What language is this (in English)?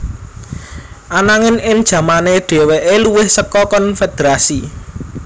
Javanese